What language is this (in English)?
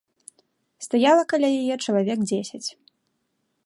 Belarusian